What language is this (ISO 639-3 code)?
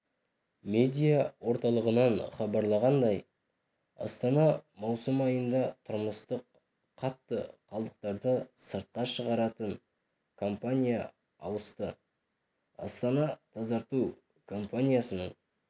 kaz